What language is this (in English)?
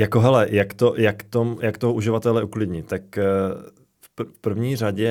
Czech